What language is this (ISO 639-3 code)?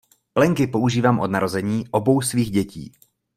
ces